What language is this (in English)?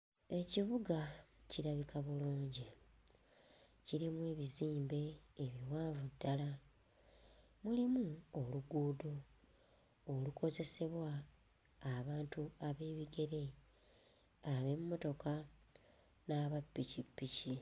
Ganda